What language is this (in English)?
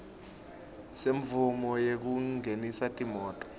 Swati